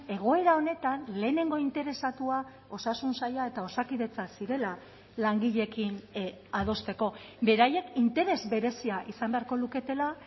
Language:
Basque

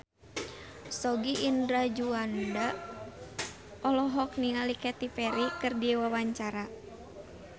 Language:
Sundanese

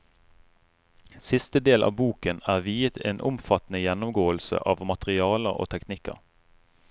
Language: Norwegian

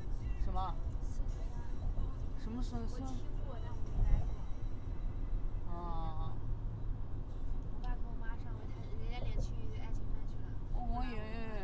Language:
Chinese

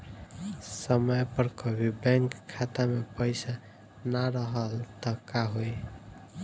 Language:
Bhojpuri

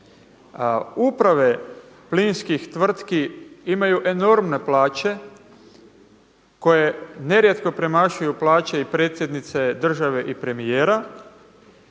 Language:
Croatian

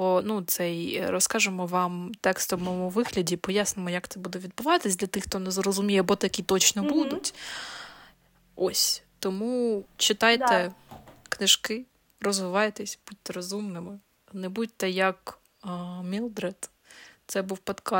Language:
Ukrainian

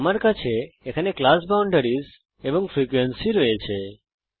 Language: Bangla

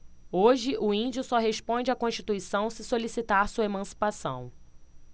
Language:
Portuguese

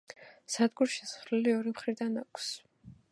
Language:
Georgian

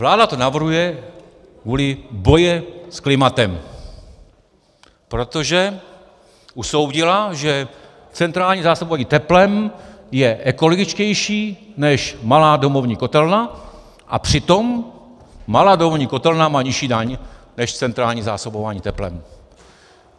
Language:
Czech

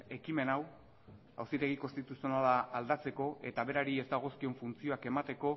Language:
Basque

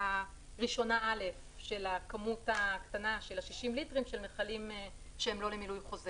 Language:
Hebrew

